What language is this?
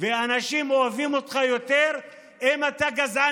Hebrew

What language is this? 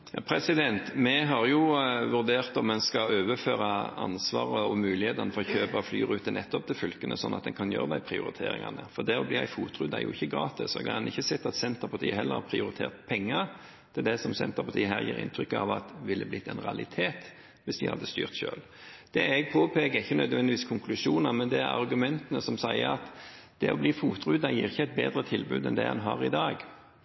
Norwegian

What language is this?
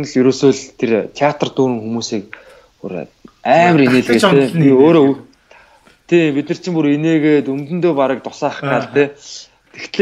Dutch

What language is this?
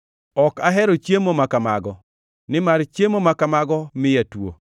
Luo (Kenya and Tanzania)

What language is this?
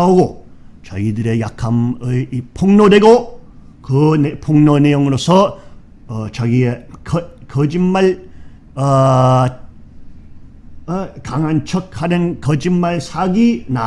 Korean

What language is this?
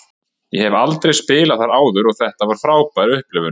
Icelandic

